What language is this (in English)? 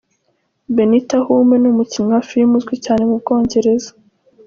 Kinyarwanda